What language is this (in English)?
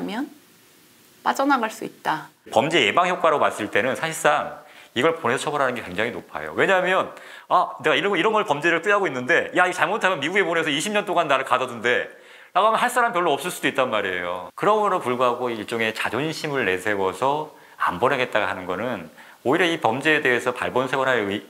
Korean